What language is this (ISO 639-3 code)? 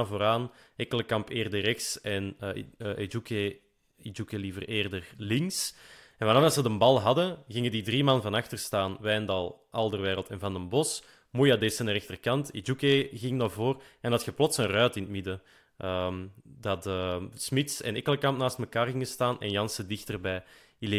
nld